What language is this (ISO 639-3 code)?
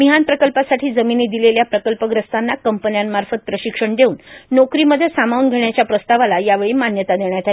mar